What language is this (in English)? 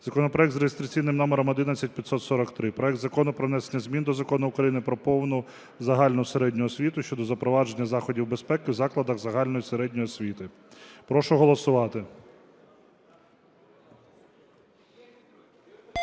Ukrainian